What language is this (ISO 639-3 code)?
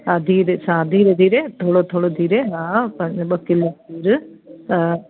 snd